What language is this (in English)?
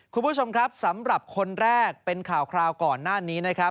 Thai